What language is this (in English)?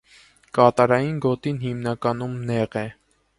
Armenian